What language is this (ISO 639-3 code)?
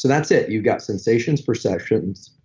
eng